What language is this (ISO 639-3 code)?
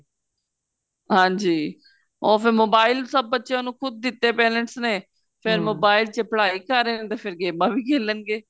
pan